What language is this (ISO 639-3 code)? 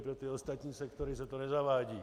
ces